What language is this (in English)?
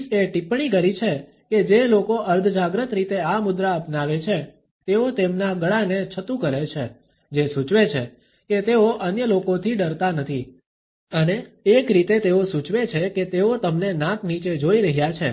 Gujarati